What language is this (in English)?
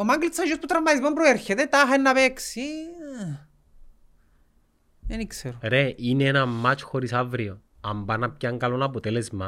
Greek